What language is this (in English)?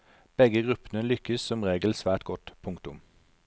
Norwegian